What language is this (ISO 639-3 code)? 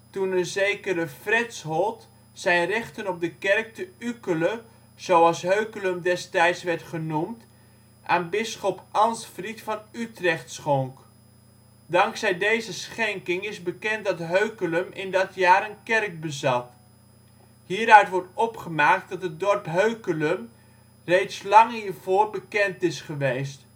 nld